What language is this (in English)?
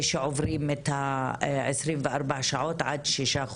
Hebrew